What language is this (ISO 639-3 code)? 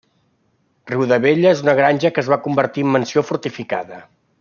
cat